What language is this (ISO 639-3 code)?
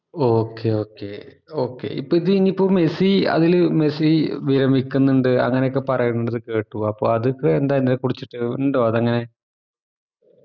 mal